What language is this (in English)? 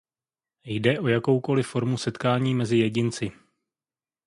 Czech